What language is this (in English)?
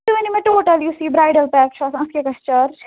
Kashmiri